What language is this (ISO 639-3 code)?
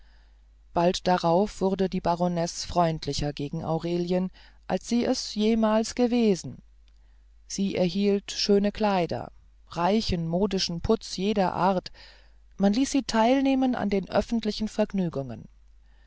deu